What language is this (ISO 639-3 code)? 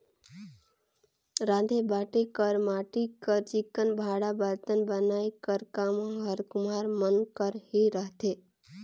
hne